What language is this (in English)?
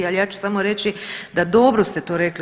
Croatian